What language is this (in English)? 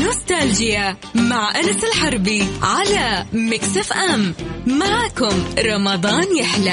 Arabic